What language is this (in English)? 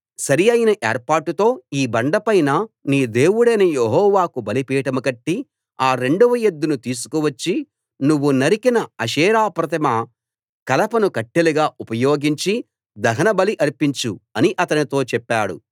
Telugu